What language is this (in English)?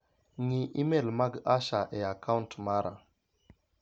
Luo (Kenya and Tanzania)